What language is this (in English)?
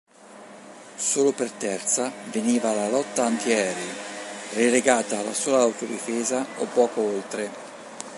Italian